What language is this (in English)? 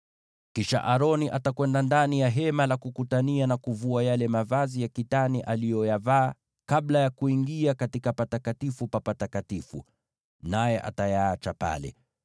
Swahili